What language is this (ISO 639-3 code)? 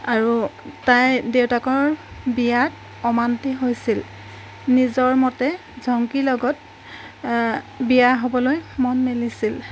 asm